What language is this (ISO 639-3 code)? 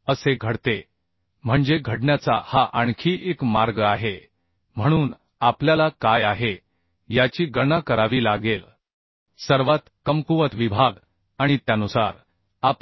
mar